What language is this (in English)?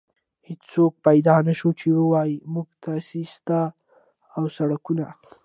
Pashto